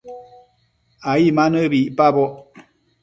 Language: Matsés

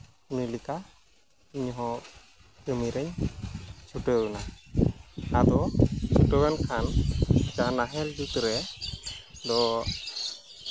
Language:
Santali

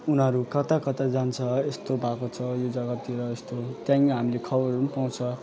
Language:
Nepali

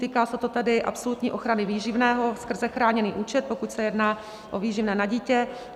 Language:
Czech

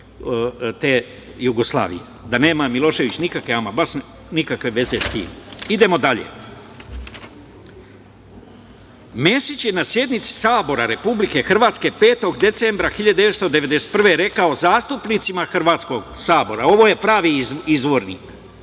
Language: Serbian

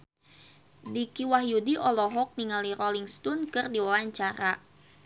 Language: Sundanese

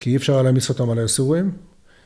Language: Hebrew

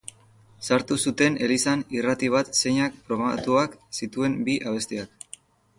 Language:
Basque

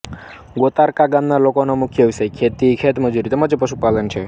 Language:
Gujarati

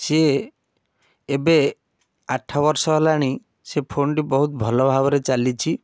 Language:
Odia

